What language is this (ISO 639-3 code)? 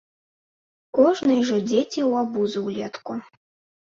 bel